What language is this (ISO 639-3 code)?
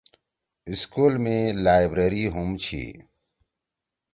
trw